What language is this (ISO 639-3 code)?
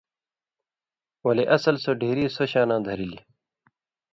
mvy